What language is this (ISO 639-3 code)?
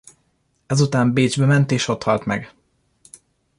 hun